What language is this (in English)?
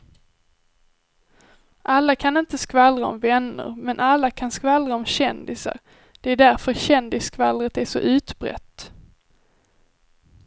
Swedish